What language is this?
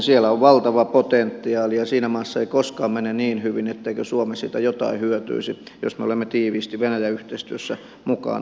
Finnish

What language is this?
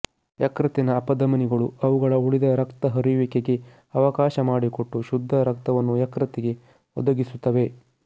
Kannada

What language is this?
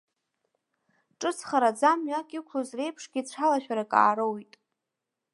Abkhazian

